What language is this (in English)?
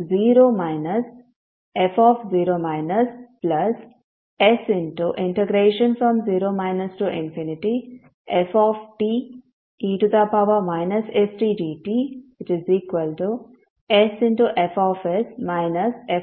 Kannada